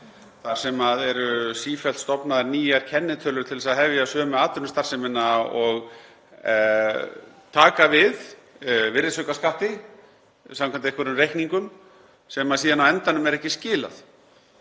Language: Icelandic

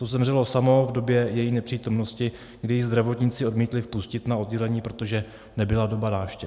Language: Czech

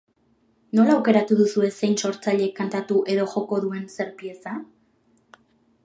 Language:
Basque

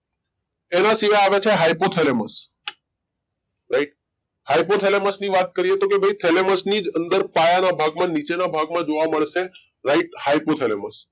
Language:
Gujarati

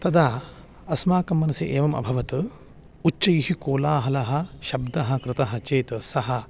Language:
Sanskrit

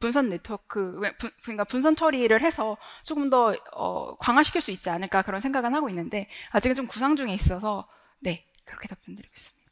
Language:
Korean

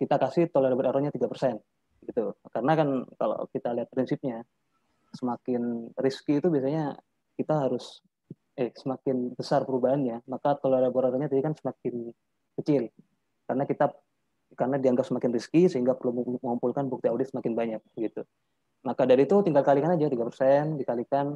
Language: Indonesian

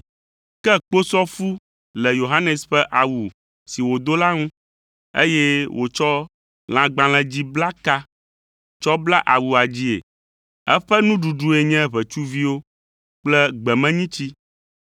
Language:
Ewe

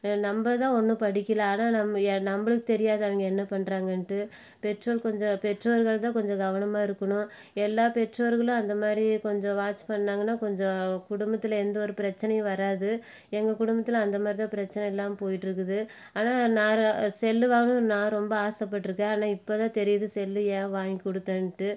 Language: Tamil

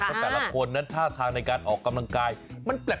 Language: Thai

